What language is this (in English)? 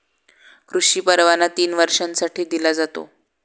Marathi